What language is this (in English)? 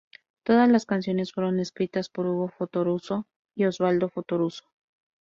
Spanish